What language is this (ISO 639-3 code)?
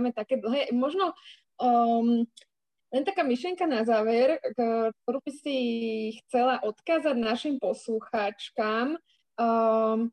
slk